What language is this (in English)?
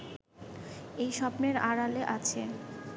Bangla